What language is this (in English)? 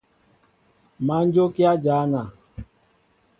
Mbo (Cameroon)